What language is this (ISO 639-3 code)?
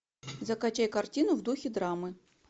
rus